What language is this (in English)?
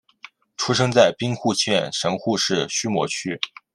Chinese